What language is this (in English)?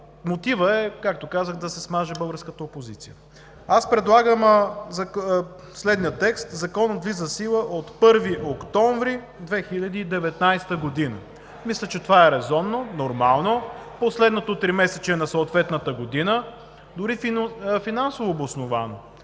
Bulgarian